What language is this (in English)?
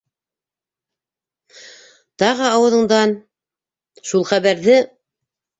Bashkir